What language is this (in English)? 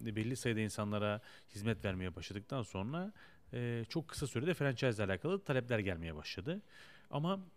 Turkish